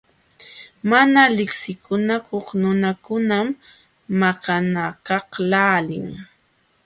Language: Jauja Wanca Quechua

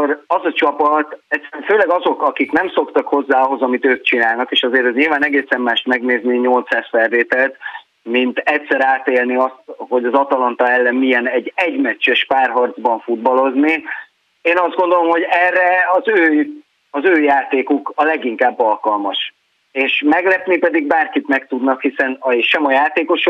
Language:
Hungarian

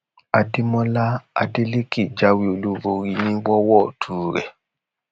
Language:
Yoruba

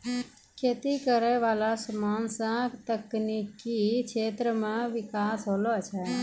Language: Maithili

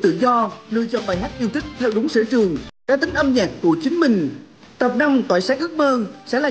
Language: Vietnamese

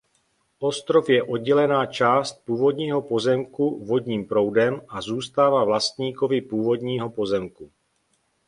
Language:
Czech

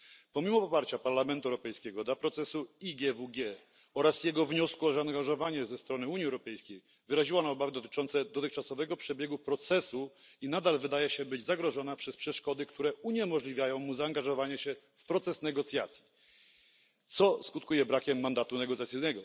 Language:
Polish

